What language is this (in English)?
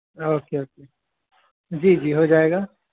Urdu